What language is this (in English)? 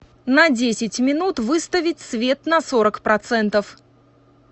Russian